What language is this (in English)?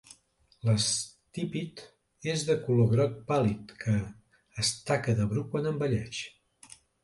Catalan